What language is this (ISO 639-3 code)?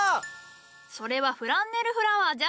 jpn